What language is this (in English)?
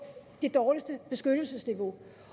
Danish